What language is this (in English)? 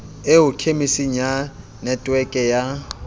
Southern Sotho